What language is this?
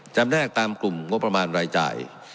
Thai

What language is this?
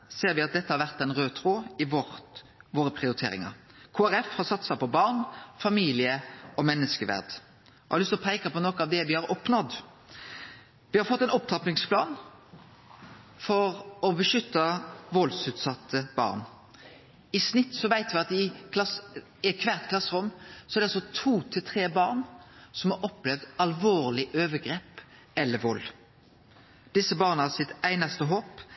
Norwegian Nynorsk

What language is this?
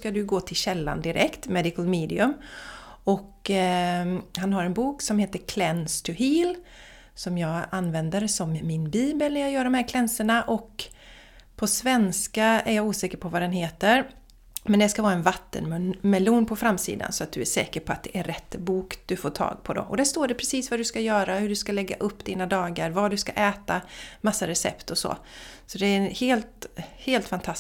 Swedish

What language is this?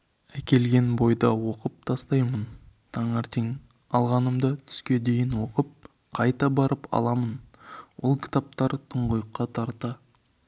Kazakh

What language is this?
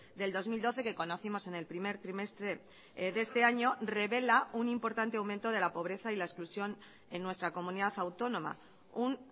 Spanish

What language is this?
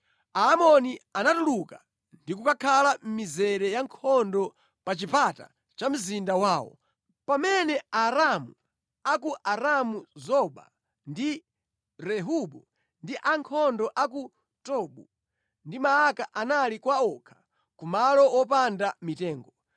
Nyanja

